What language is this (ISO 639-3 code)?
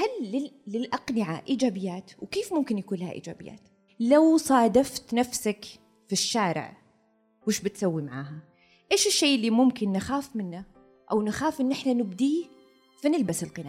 ara